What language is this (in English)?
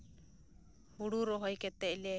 Santali